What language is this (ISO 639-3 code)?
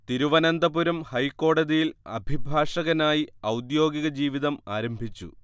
mal